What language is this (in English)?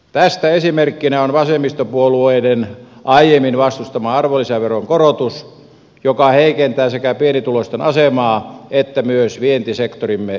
Finnish